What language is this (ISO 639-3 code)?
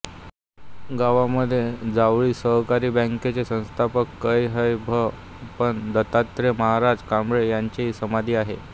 mar